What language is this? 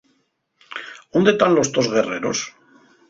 Asturian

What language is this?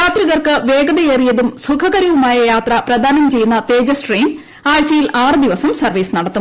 Malayalam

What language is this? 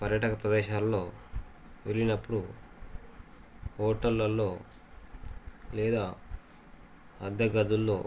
Telugu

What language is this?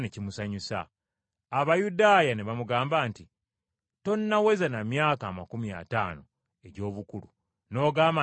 Ganda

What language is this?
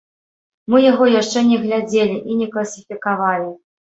Belarusian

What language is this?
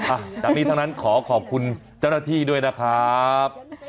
Thai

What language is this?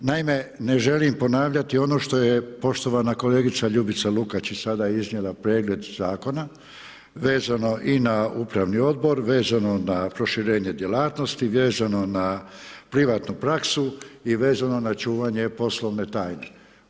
Croatian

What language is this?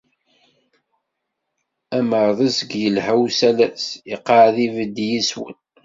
Kabyle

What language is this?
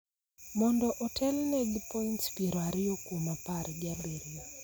Luo (Kenya and Tanzania)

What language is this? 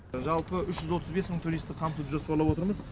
Kazakh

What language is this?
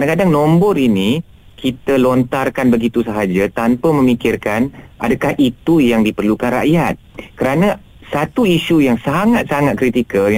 Malay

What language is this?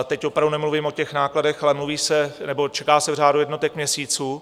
Czech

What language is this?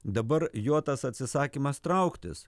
Lithuanian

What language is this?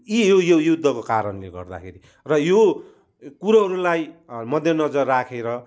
Nepali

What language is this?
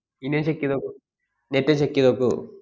Malayalam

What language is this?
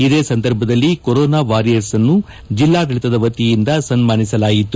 Kannada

